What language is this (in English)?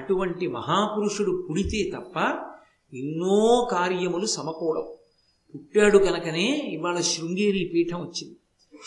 Telugu